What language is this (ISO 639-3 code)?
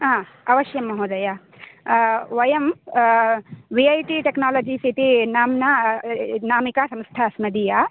san